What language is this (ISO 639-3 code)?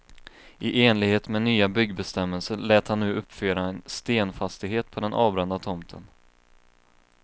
swe